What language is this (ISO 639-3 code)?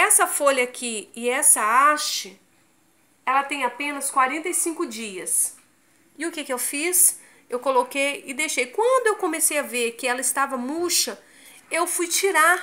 por